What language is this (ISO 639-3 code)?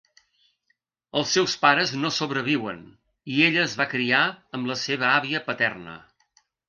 cat